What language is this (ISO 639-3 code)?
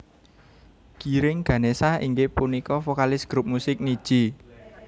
jav